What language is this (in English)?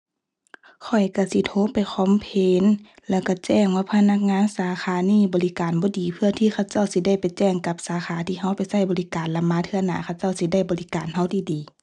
Thai